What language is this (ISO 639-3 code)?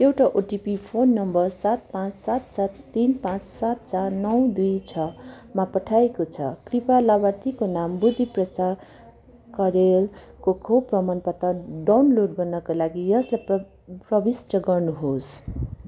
nep